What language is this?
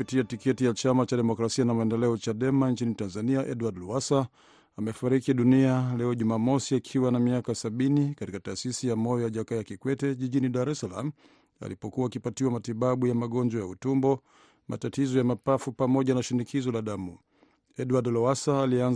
Swahili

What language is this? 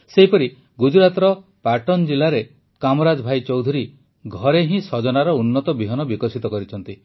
Odia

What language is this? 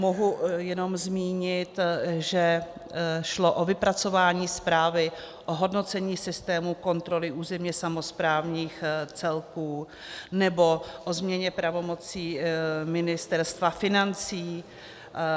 Czech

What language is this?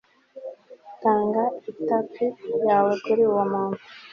Kinyarwanda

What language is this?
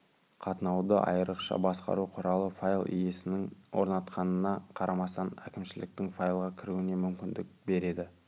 Kazakh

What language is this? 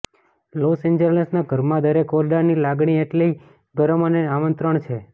Gujarati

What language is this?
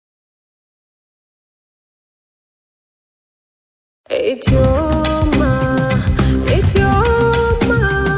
Amharic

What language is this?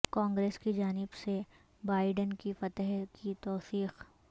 Urdu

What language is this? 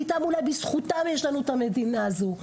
Hebrew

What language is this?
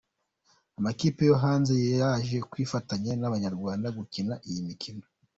Kinyarwanda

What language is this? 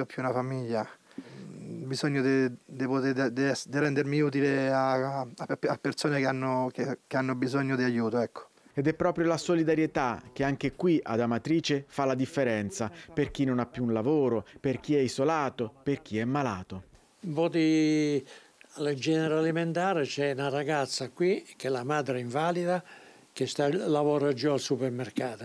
Italian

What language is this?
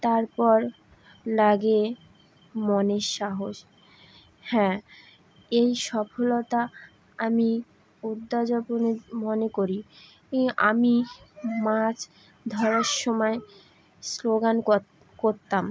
Bangla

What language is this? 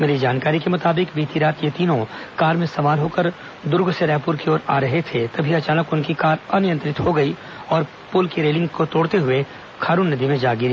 Hindi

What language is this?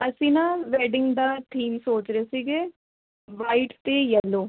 Punjabi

